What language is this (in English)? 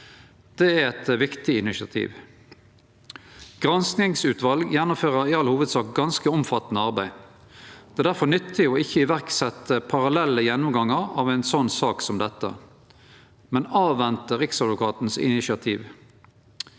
Norwegian